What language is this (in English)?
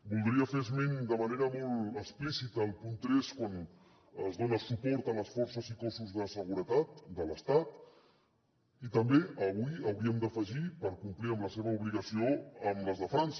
Catalan